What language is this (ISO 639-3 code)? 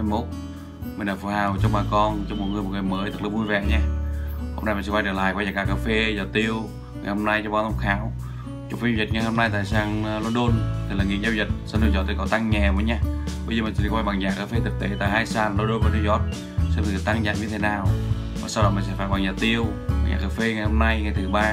vie